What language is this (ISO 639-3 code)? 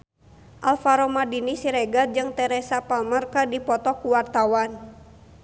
sun